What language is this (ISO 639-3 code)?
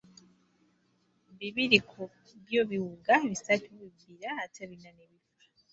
lug